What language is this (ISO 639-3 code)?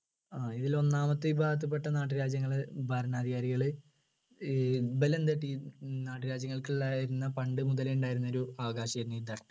mal